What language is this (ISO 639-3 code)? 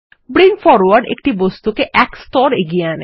ben